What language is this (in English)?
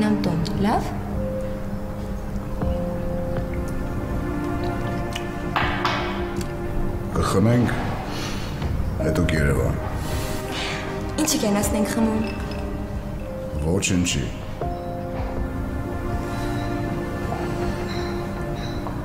Romanian